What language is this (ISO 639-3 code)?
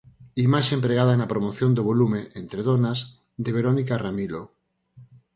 glg